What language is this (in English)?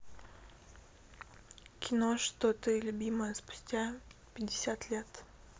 Russian